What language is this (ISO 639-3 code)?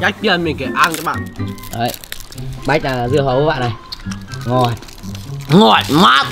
vie